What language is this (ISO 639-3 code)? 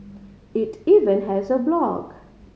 eng